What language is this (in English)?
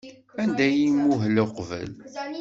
Kabyle